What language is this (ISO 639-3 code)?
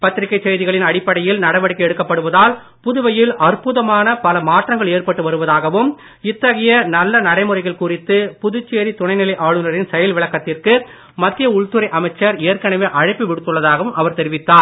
tam